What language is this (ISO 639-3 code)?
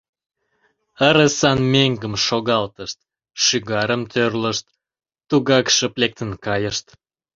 chm